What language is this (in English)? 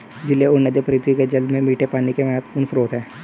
Hindi